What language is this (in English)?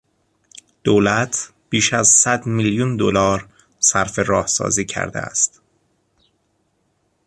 Persian